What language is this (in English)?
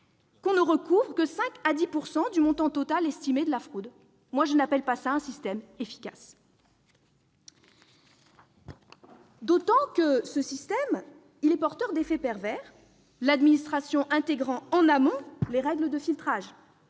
French